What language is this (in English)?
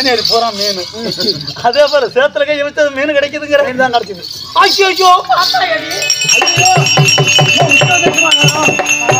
Tamil